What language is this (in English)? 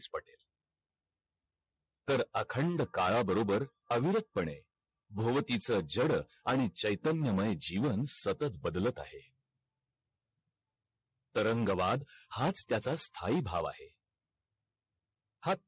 Marathi